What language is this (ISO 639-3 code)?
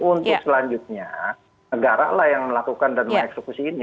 ind